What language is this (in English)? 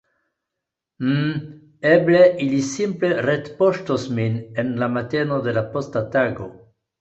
Esperanto